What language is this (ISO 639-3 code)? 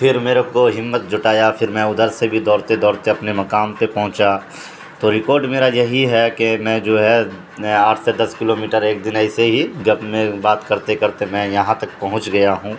urd